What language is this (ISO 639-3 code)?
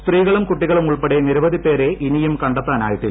mal